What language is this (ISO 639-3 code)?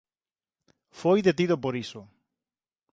glg